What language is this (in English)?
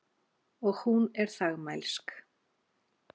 Icelandic